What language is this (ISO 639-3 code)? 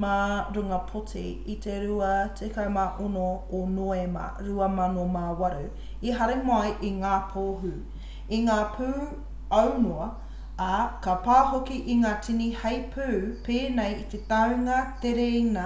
mri